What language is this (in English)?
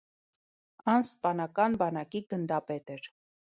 Armenian